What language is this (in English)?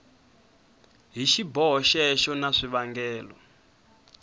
Tsonga